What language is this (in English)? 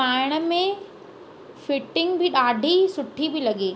Sindhi